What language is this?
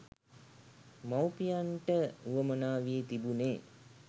Sinhala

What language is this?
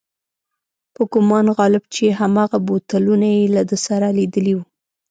Pashto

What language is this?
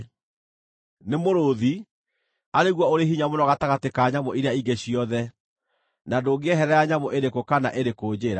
Kikuyu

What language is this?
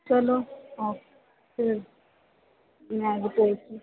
Punjabi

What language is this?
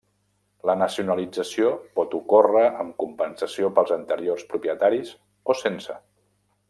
Catalan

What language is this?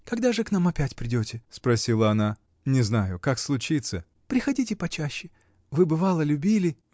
Russian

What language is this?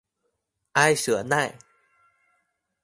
Chinese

